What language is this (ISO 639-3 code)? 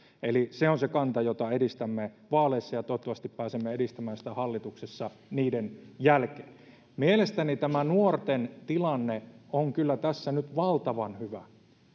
fin